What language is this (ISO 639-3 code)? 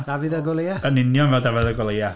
cym